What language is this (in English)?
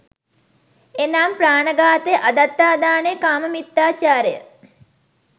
Sinhala